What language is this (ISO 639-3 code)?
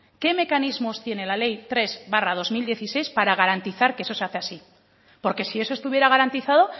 spa